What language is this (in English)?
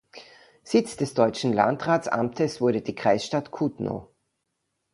German